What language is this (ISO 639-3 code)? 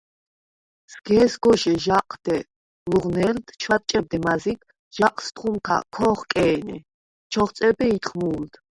sva